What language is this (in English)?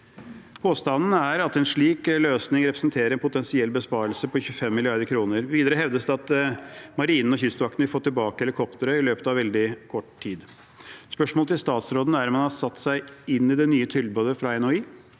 Norwegian